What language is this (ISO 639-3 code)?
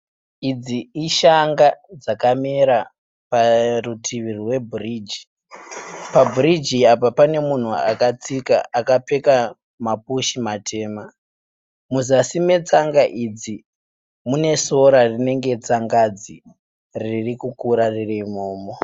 sna